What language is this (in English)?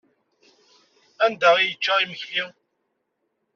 Kabyle